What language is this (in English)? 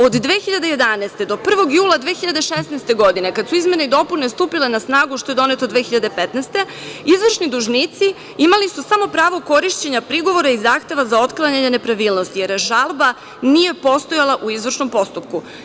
Serbian